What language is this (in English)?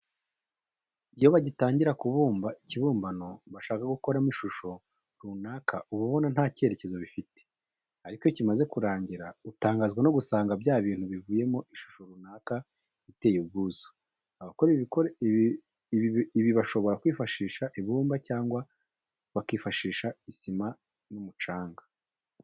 Kinyarwanda